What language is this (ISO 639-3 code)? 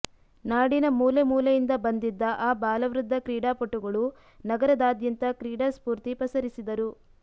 kan